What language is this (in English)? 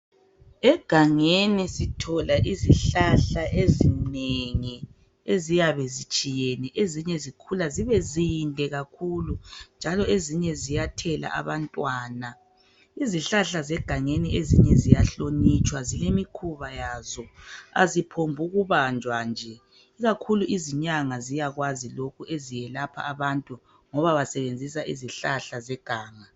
North Ndebele